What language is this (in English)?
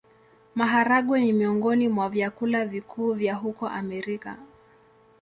Swahili